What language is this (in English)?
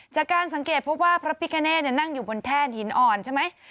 Thai